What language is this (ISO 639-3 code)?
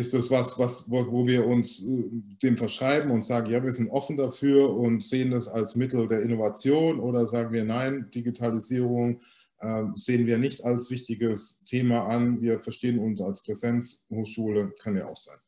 deu